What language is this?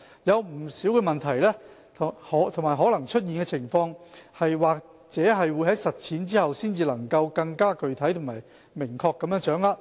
Cantonese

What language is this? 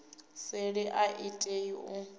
Venda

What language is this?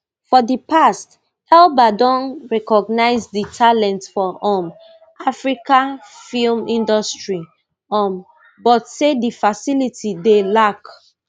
Nigerian Pidgin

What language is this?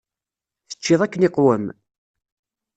Kabyle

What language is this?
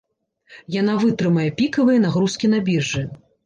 Belarusian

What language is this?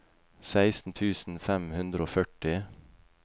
Norwegian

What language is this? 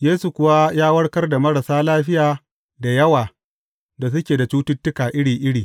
Hausa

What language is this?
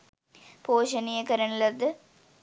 Sinhala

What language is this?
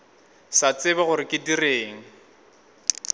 Northern Sotho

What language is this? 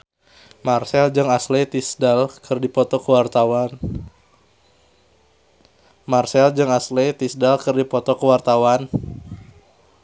Sundanese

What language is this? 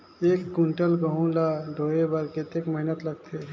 Chhattisgarhi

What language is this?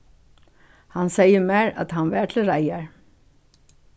Faroese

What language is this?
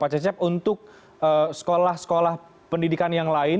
Indonesian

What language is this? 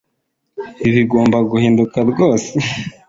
Kinyarwanda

